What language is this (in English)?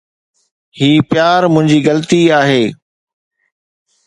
Sindhi